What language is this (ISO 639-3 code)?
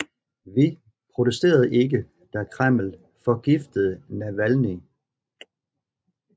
dan